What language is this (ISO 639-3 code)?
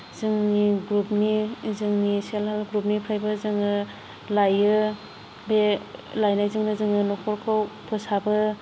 brx